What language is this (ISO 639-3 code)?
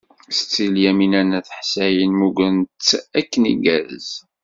kab